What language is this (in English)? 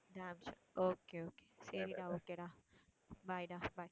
Tamil